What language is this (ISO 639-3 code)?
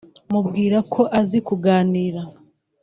kin